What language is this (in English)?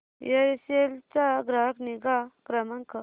Marathi